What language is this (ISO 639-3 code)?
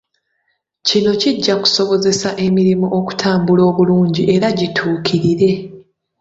lug